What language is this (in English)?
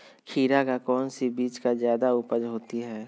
Magahi